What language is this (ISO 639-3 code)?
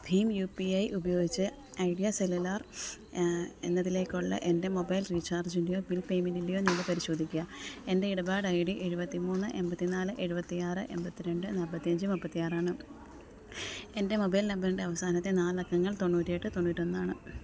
mal